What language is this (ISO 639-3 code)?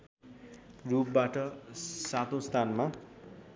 nep